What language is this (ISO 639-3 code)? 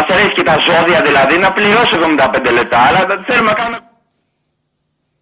ell